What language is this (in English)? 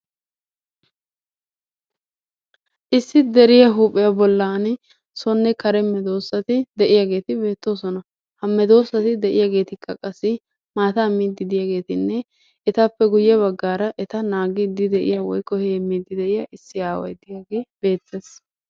Wolaytta